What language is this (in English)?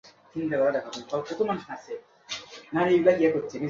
Bangla